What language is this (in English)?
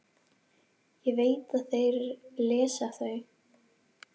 Icelandic